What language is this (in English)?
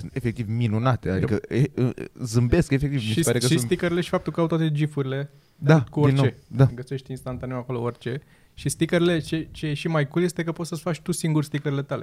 Romanian